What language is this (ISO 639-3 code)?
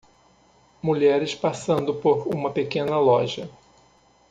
por